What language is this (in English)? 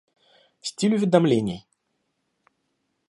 Russian